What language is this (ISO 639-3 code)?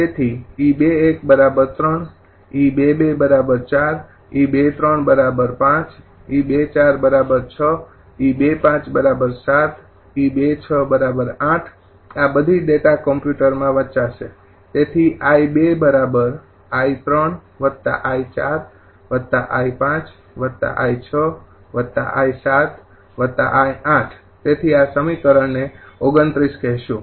guj